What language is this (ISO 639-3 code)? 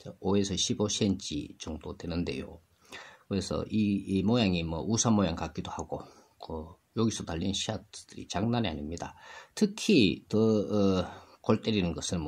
kor